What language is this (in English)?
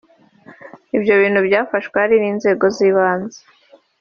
Kinyarwanda